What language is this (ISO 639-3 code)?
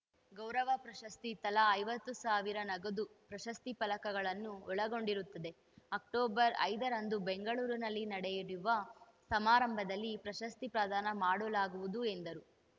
kan